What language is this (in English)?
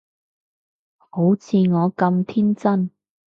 Cantonese